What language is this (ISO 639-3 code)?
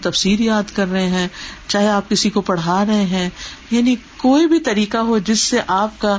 urd